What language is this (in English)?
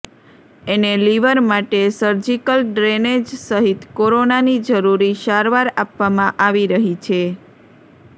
Gujarati